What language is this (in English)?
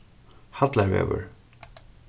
Faroese